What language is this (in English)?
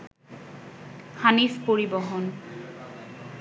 Bangla